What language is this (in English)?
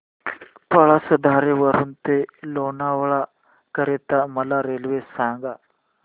Marathi